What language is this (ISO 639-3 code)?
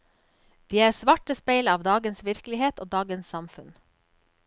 nor